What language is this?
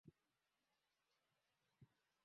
Swahili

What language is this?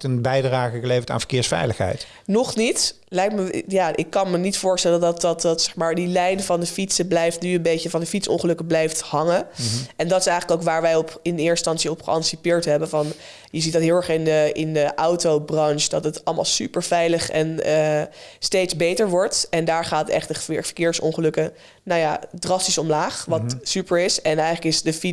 Dutch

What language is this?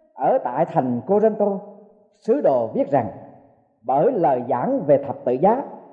Vietnamese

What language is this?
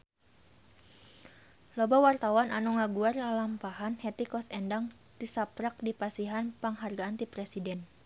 Sundanese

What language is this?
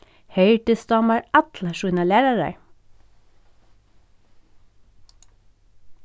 Faroese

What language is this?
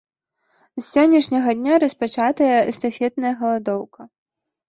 Belarusian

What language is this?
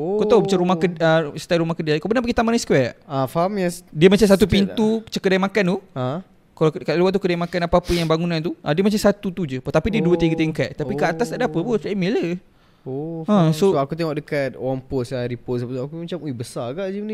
Malay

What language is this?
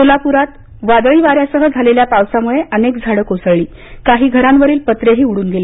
Marathi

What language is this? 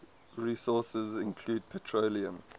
English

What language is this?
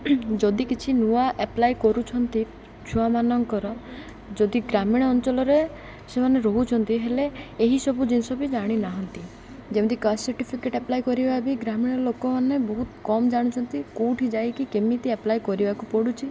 Odia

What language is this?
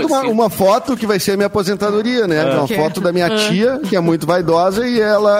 Portuguese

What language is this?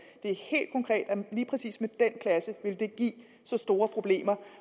Danish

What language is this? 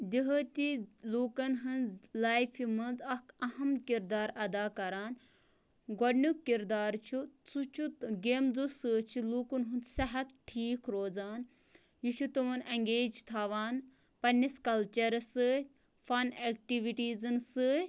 Kashmiri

